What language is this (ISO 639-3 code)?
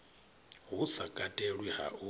ven